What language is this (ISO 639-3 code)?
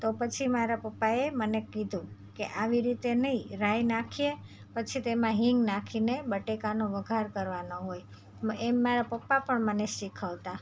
guj